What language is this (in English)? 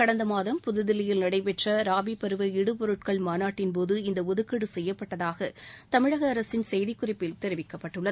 Tamil